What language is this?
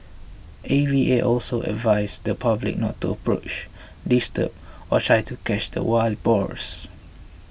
English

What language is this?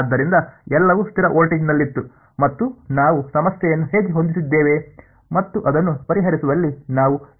Kannada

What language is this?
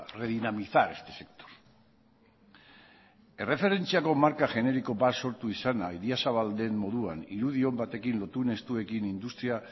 Basque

